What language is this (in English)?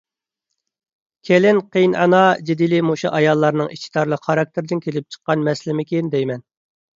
Uyghur